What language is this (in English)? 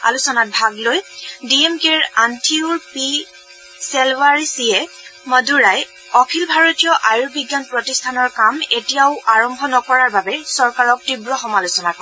Assamese